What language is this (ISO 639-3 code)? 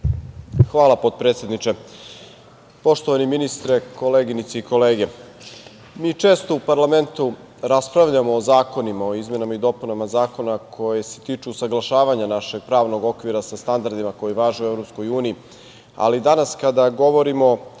srp